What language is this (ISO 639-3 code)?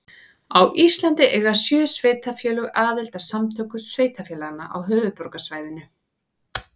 isl